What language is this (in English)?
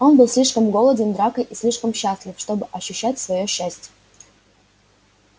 Russian